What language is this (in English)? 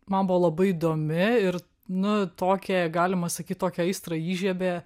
Lithuanian